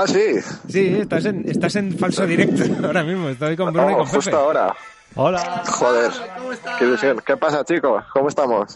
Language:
Spanish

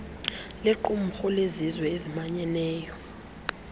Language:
Xhosa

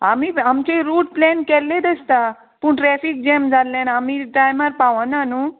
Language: Konkani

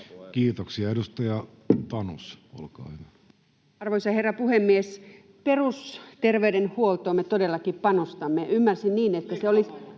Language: Finnish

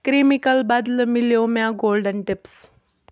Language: Kashmiri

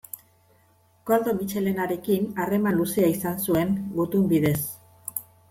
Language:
Basque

